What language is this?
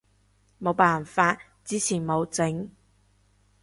Cantonese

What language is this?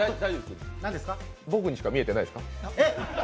Japanese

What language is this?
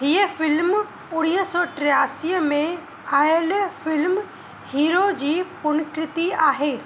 Sindhi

